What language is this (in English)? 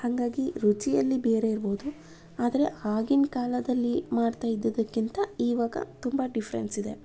Kannada